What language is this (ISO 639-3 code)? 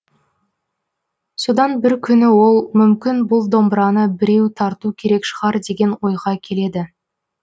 kaz